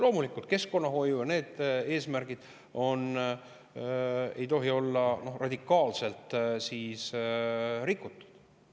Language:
Estonian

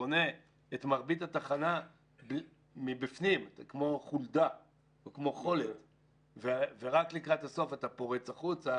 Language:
Hebrew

